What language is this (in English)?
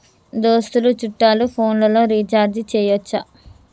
Telugu